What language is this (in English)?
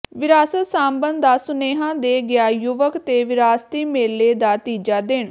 Punjabi